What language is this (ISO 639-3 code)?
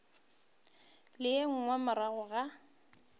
nso